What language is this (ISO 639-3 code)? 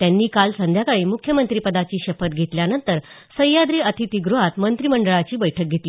mar